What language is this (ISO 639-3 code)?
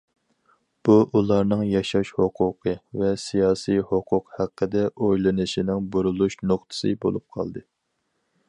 uig